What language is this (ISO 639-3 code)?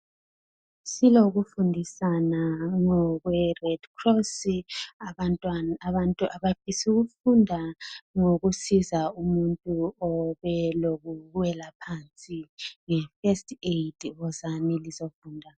nde